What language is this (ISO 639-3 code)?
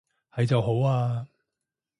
yue